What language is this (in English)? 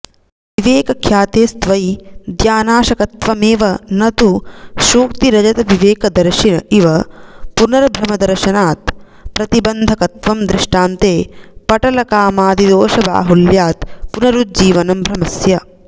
Sanskrit